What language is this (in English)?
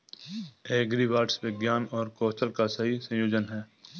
Hindi